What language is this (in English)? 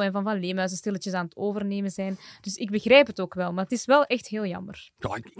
Dutch